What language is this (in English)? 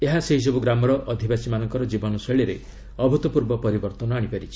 Odia